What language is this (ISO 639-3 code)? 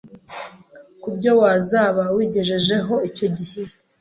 kin